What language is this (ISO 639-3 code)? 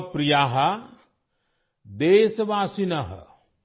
ori